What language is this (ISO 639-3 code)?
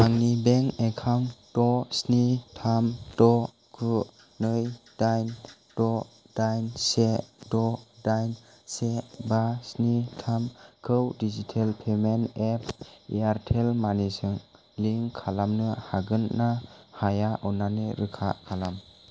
brx